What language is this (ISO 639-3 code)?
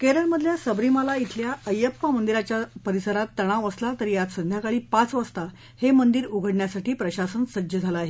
mar